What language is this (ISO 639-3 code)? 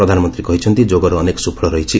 ori